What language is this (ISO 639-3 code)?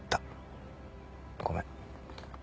jpn